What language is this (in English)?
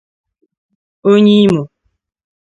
Igbo